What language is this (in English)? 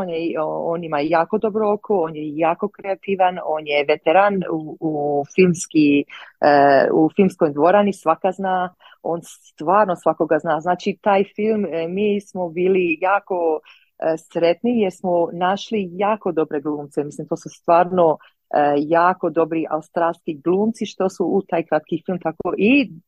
Croatian